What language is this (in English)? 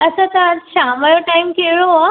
Sindhi